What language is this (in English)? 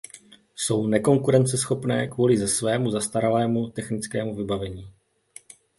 Czech